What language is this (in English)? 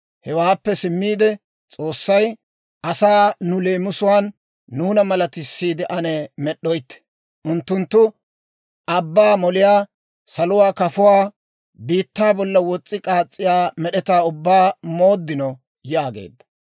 Dawro